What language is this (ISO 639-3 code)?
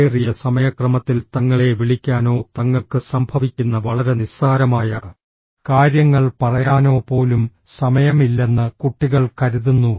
mal